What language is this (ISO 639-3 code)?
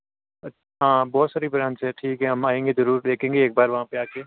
hin